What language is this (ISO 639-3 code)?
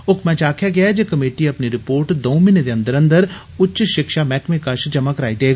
doi